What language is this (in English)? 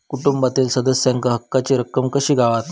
Marathi